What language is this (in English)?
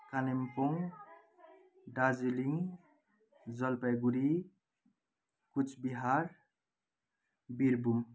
Nepali